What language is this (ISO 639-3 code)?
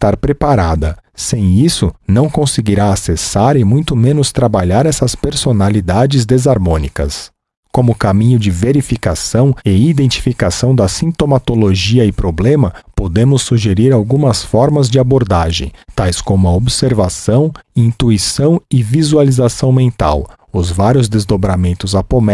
por